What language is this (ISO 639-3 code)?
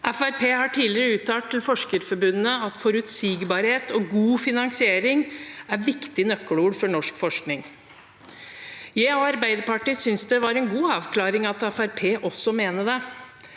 nor